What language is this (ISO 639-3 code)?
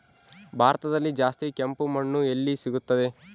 kan